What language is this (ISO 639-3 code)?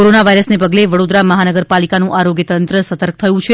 guj